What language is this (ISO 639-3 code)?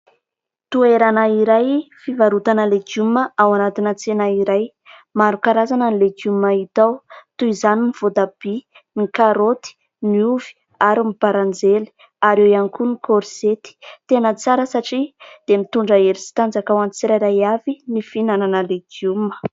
mlg